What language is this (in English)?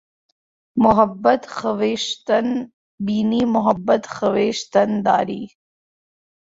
Urdu